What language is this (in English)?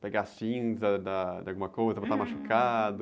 Portuguese